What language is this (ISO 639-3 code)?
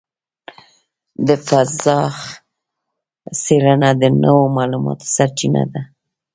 pus